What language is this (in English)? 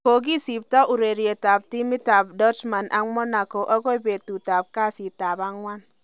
Kalenjin